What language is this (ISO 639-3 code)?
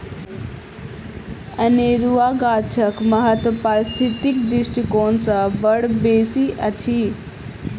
mai